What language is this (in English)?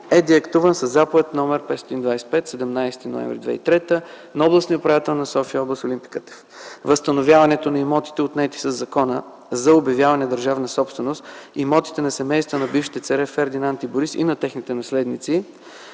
Bulgarian